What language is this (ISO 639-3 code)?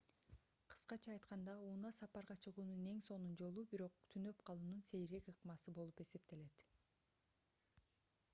kir